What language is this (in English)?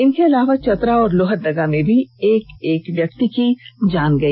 Hindi